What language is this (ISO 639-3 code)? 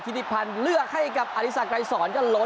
tha